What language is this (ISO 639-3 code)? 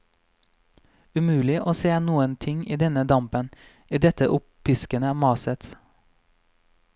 nor